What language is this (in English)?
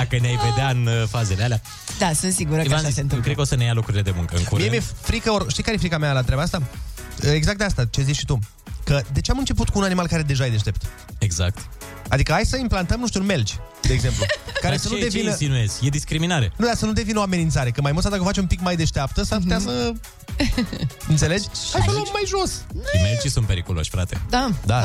Romanian